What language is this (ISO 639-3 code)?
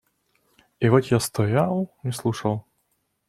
rus